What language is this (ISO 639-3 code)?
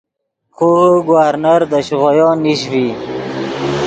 ydg